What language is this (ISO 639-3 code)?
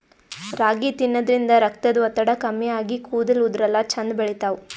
kan